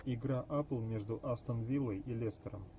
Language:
Russian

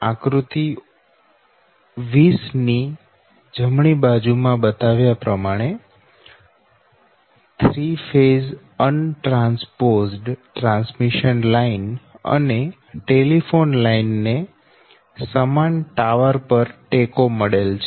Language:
Gujarati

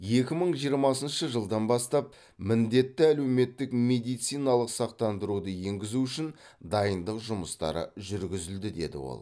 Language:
Kazakh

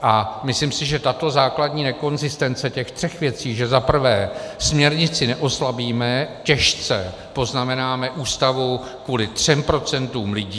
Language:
Czech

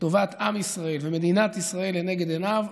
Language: Hebrew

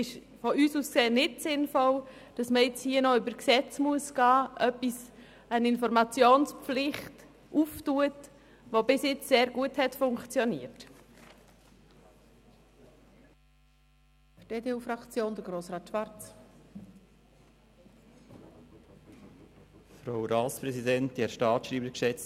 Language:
Swiss German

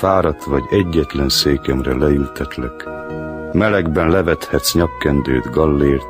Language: Hungarian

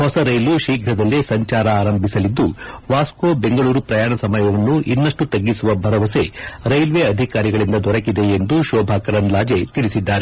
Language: Kannada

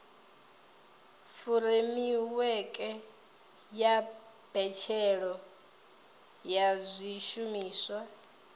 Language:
Venda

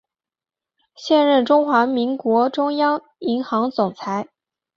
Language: Chinese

